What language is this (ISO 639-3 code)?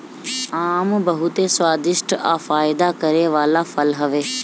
bho